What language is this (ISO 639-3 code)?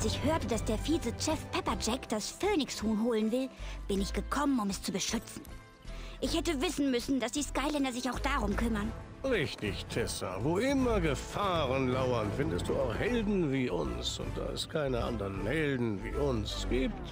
deu